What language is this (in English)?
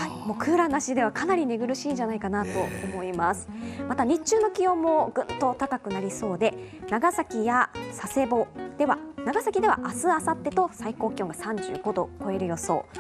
Japanese